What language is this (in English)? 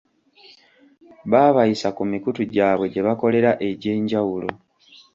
Ganda